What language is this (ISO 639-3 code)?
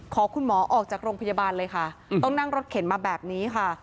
tha